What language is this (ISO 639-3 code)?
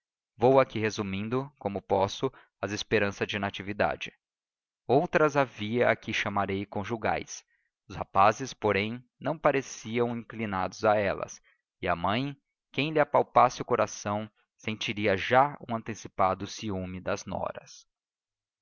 por